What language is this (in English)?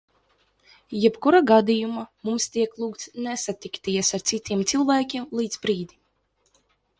Latvian